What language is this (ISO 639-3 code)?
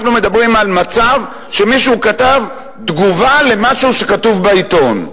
heb